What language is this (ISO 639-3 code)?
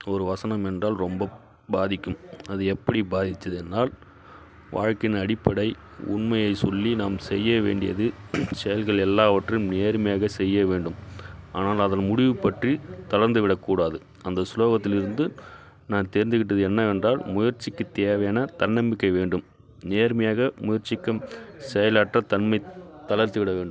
tam